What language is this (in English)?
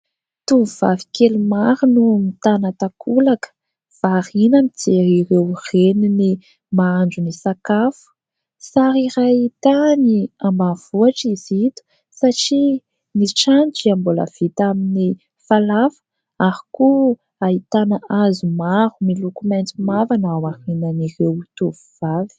Malagasy